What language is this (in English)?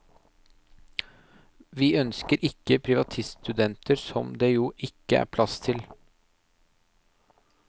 Norwegian